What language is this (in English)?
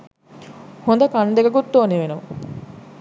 Sinhala